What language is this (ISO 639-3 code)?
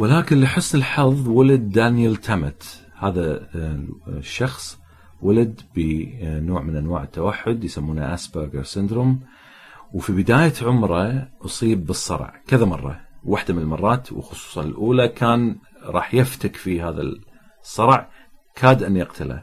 ara